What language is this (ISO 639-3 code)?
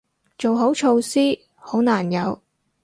yue